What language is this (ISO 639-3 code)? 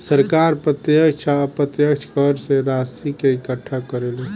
bho